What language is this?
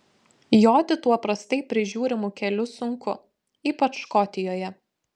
Lithuanian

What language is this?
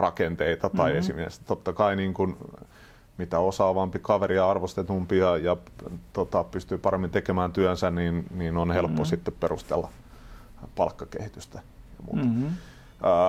Finnish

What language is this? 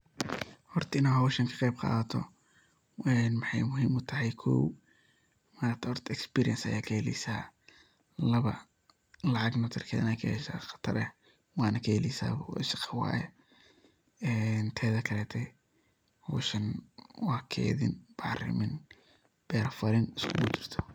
Somali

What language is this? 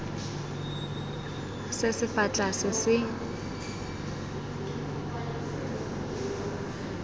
Tswana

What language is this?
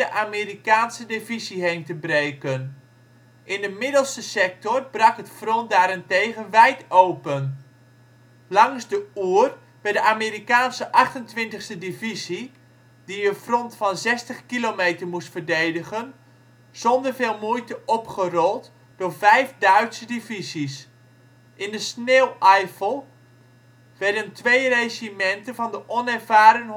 Dutch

